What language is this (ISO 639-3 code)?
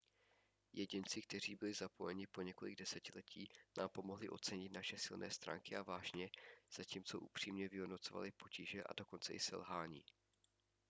ces